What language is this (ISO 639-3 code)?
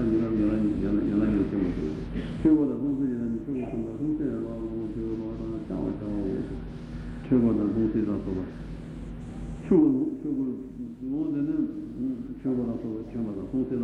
ita